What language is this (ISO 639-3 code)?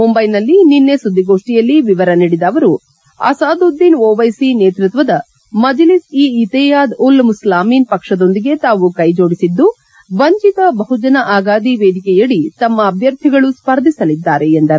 kan